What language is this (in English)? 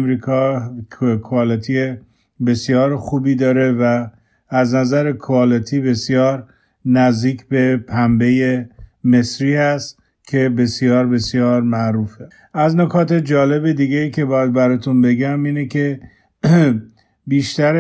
Persian